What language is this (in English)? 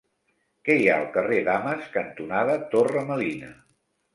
Catalan